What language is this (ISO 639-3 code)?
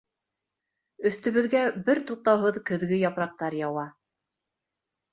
bak